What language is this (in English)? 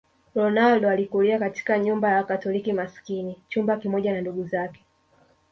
Swahili